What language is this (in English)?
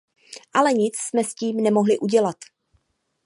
Czech